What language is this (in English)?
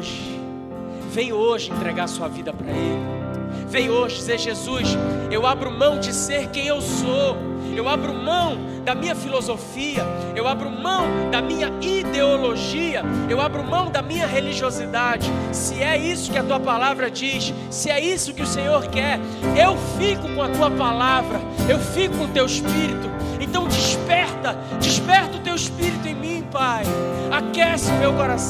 Portuguese